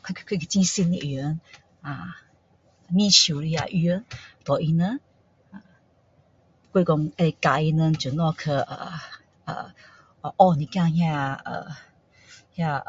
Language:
Min Dong Chinese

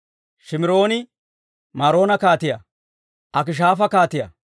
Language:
Dawro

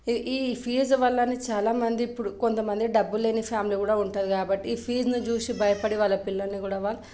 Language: Telugu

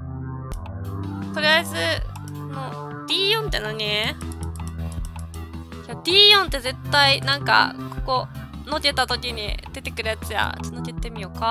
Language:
Japanese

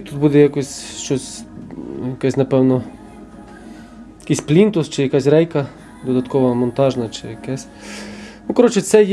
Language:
Ukrainian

